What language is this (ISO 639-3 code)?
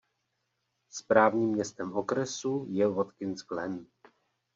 ces